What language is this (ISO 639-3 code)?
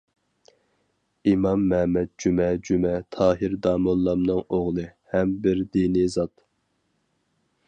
uig